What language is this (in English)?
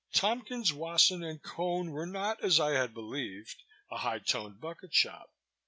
English